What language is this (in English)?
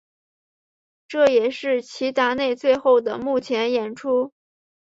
Chinese